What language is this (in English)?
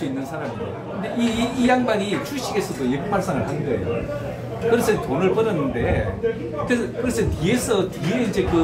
Korean